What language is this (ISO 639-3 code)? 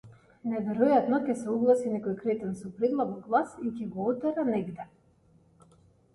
mkd